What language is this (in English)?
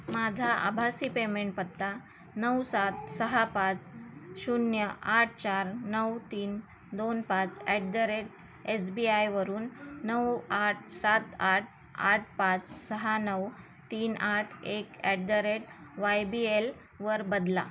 Marathi